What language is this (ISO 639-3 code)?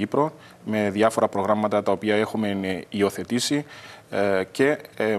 ell